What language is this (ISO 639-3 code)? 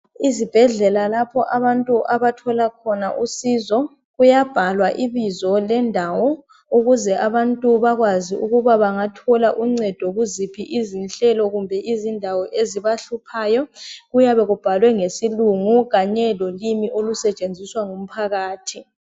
nde